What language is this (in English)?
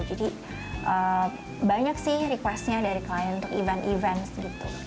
Indonesian